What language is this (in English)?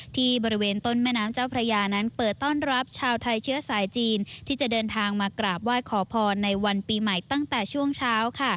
Thai